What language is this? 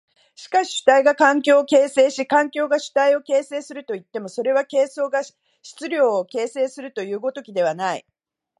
Japanese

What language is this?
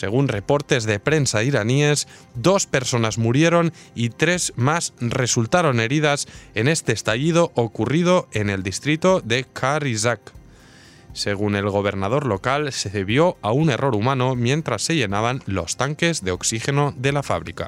Spanish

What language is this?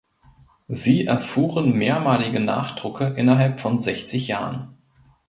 German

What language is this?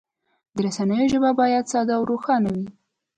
Pashto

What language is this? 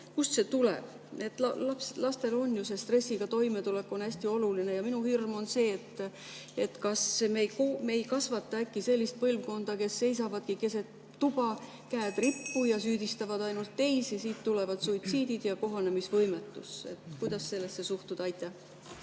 Estonian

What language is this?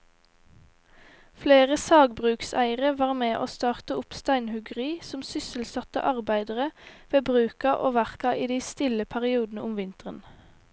Norwegian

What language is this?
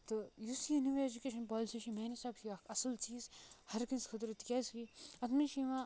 Kashmiri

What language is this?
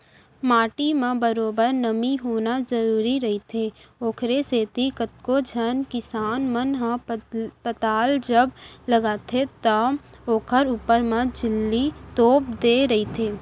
Chhattisgarhi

